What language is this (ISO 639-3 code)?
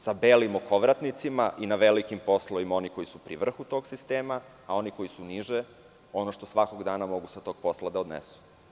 srp